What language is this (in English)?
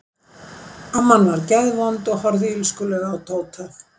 Icelandic